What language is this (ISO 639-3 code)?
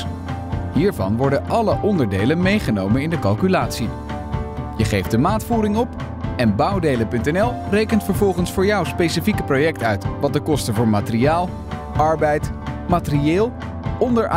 nld